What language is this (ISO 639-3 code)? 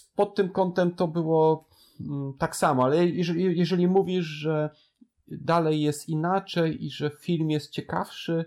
pol